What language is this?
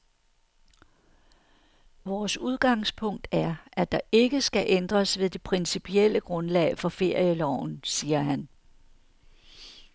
Danish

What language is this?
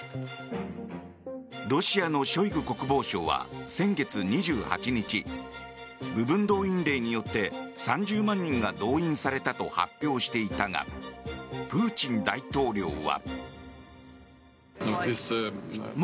Japanese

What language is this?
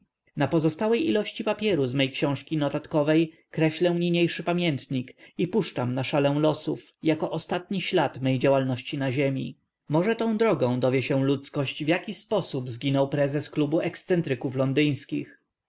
Polish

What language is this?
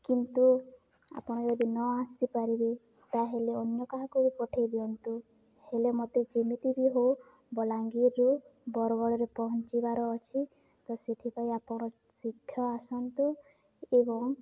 Odia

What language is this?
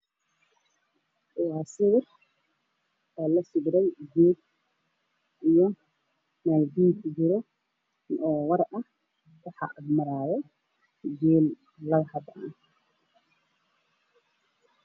Somali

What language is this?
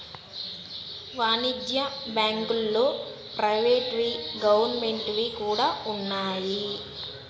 Telugu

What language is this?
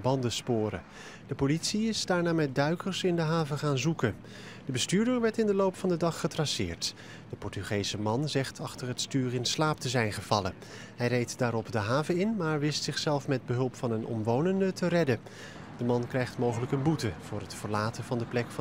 Dutch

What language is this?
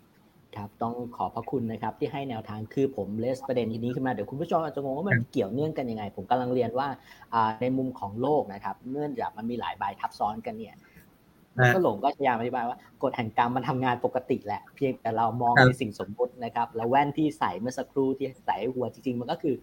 Thai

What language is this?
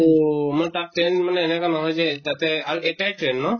Assamese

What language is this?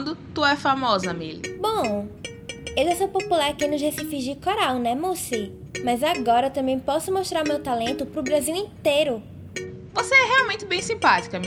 Portuguese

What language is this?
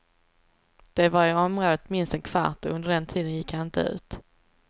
Swedish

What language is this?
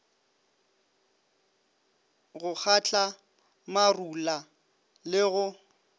Northern Sotho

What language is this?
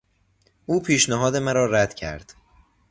Persian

